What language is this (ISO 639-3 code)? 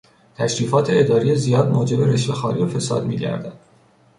fas